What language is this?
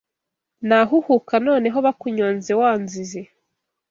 Kinyarwanda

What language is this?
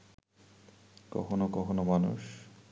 Bangla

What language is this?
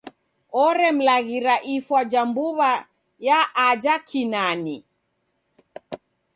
Taita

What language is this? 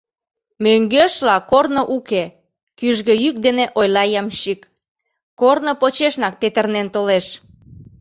Mari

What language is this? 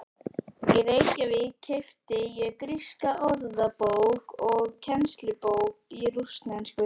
Icelandic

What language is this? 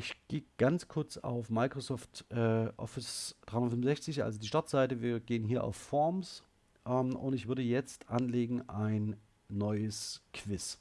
German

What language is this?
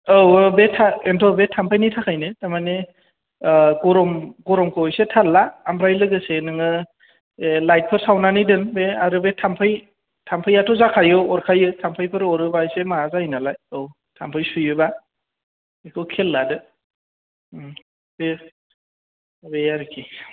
Bodo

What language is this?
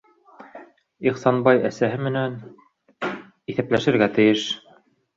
Bashkir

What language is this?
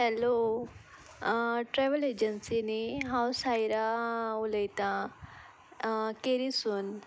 Konkani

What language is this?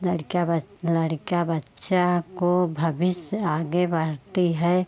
Hindi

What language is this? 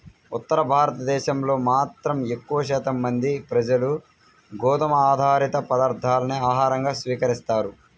Telugu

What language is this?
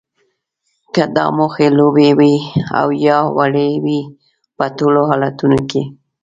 Pashto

